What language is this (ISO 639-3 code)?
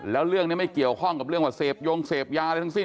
tha